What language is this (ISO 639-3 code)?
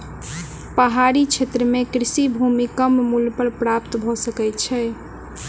mai